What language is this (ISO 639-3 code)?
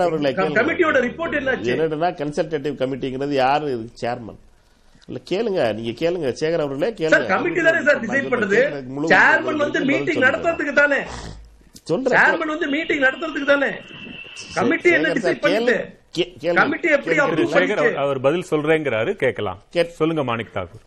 tam